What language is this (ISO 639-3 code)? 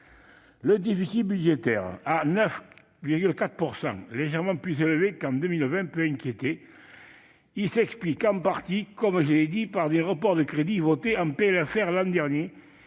fra